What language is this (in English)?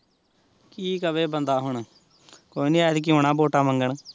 Punjabi